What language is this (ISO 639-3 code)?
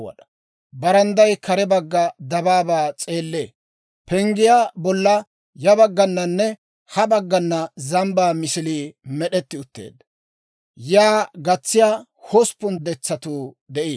dwr